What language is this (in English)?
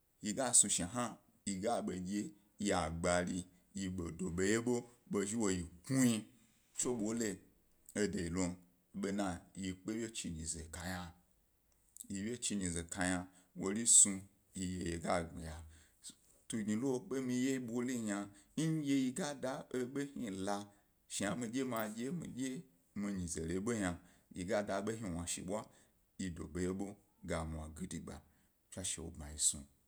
Gbari